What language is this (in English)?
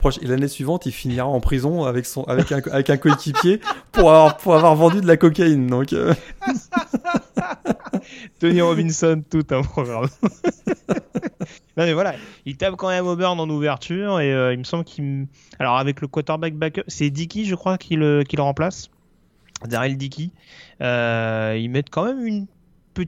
French